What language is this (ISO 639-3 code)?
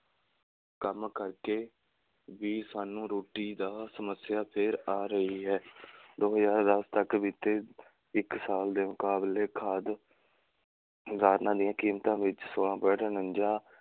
pan